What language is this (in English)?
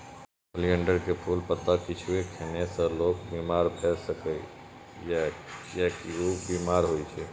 Maithili